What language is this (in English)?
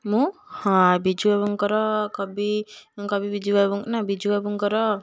Odia